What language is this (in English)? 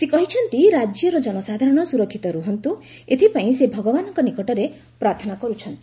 Odia